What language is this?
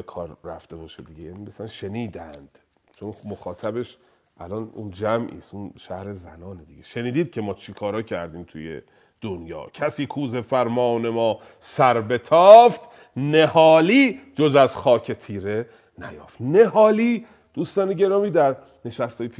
Persian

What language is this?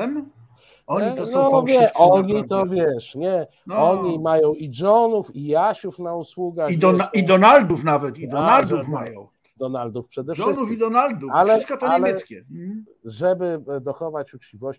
Polish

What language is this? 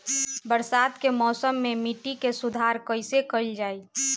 Bhojpuri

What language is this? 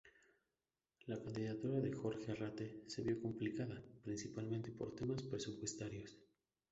Spanish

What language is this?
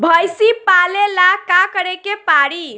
Bhojpuri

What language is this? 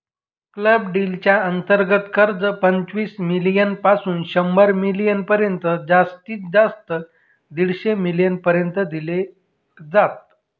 Marathi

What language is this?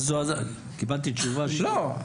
Hebrew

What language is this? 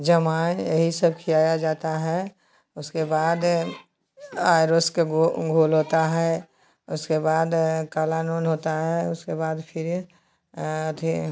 Hindi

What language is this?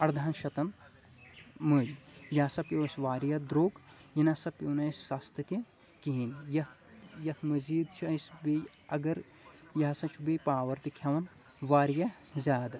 Kashmiri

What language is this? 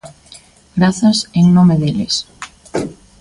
Galician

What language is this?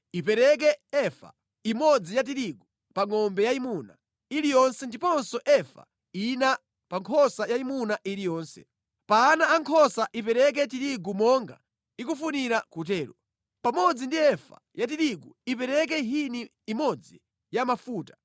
Nyanja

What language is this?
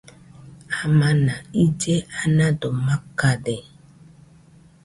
Nüpode Huitoto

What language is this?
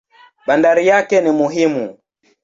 Swahili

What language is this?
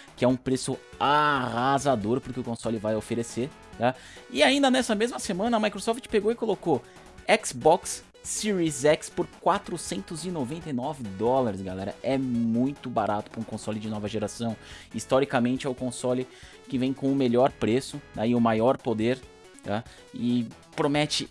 Portuguese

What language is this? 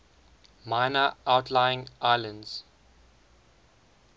English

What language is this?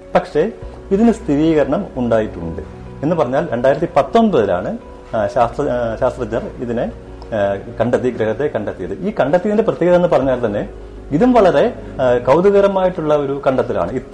Malayalam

